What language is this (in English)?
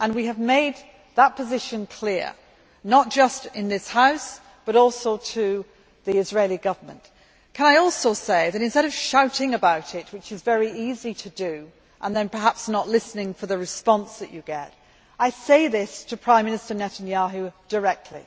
English